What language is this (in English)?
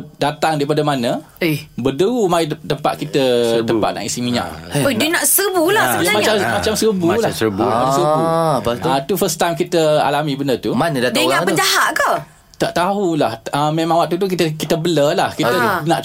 Malay